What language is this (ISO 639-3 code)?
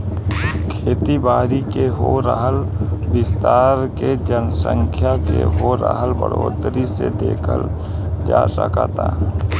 bho